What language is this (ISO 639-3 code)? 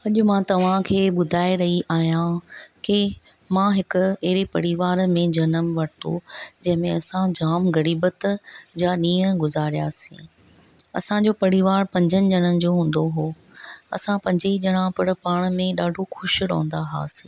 snd